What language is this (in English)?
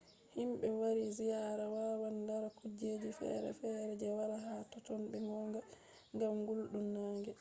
Fula